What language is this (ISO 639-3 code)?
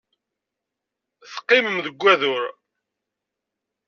kab